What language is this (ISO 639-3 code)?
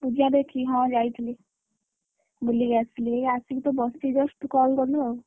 ori